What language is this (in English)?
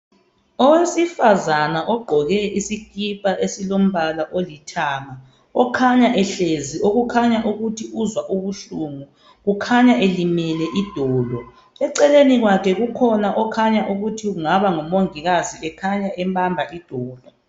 North Ndebele